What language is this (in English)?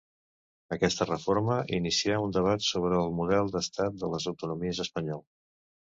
Catalan